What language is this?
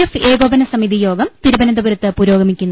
Malayalam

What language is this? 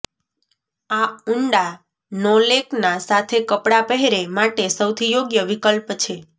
Gujarati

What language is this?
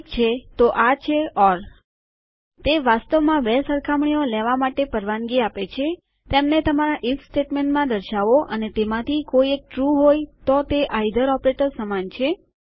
Gujarati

